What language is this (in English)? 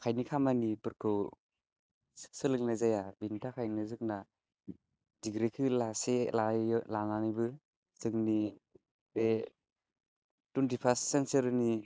Bodo